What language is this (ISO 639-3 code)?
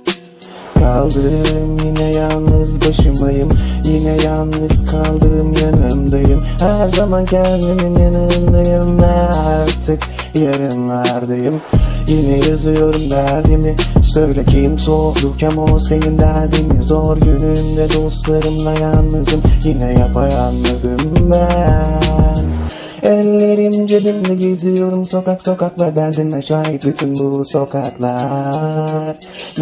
tur